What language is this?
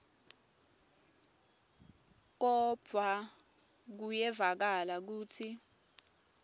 Swati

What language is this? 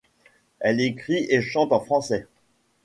French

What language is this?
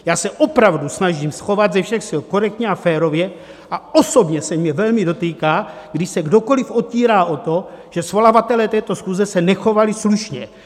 Czech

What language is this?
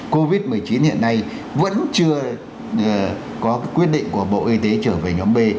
Vietnamese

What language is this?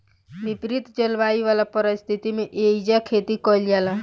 Bhojpuri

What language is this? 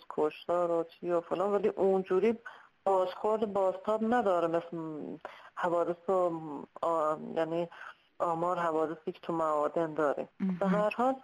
Persian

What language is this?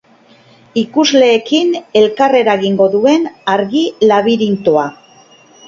Basque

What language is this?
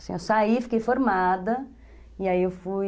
Portuguese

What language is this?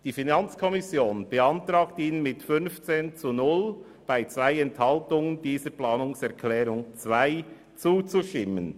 Swiss German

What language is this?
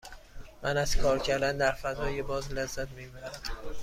Persian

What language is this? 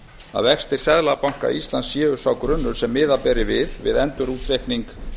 Icelandic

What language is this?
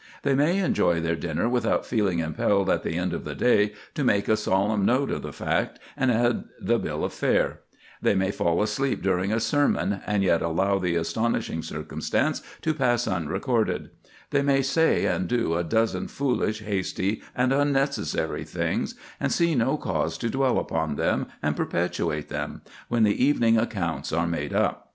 English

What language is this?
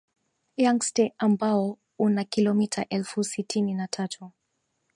Swahili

